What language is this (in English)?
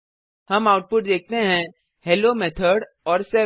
Hindi